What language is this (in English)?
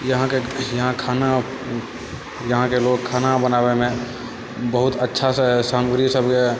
Maithili